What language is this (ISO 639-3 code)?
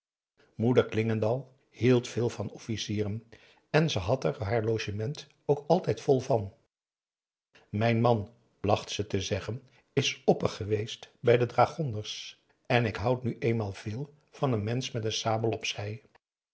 nld